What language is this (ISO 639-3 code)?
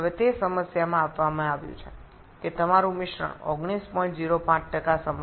ben